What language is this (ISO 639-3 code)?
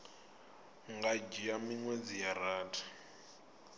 ven